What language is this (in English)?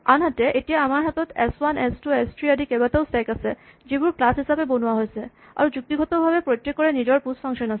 Assamese